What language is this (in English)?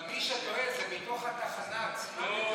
Hebrew